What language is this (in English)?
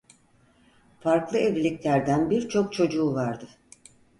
Turkish